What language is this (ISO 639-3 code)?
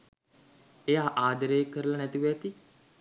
sin